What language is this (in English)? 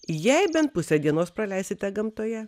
Lithuanian